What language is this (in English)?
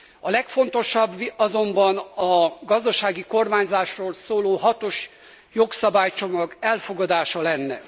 Hungarian